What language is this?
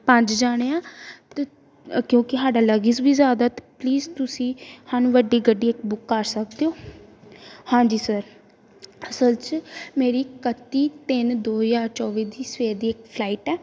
Punjabi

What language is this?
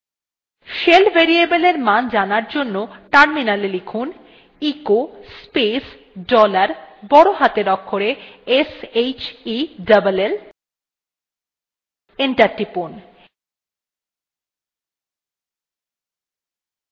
Bangla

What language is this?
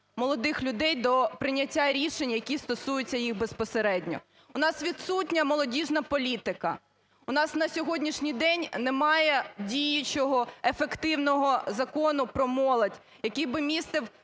Ukrainian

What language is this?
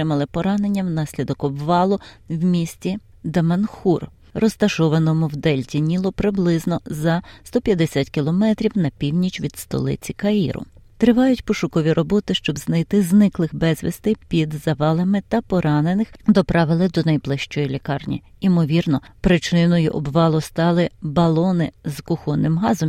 Ukrainian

